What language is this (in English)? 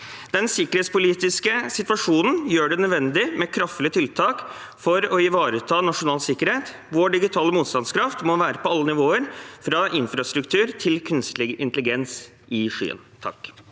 Norwegian